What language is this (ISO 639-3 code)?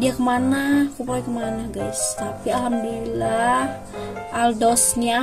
ind